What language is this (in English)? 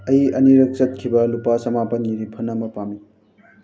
Manipuri